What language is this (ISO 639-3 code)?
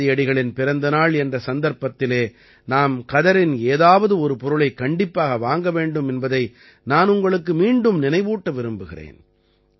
tam